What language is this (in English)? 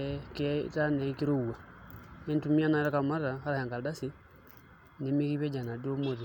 Masai